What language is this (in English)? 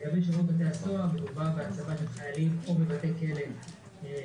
Hebrew